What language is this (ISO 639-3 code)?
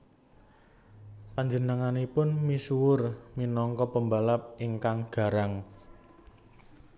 jav